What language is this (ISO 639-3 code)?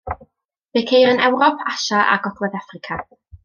cym